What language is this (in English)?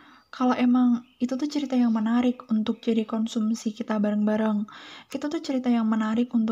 Indonesian